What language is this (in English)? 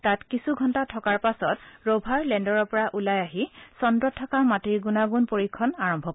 Assamese